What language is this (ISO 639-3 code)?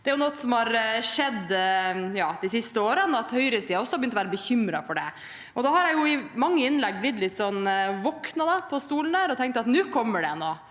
nor